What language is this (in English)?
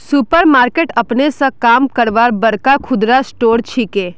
Magahi